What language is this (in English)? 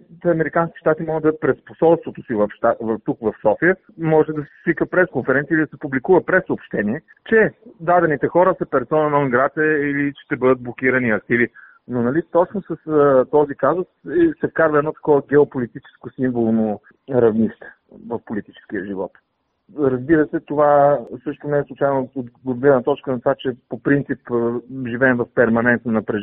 Bulgarian